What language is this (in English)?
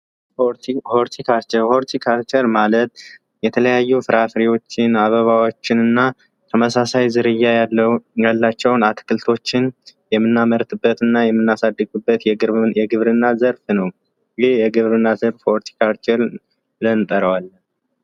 Amharic